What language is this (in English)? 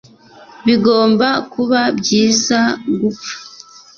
Kinyarwanda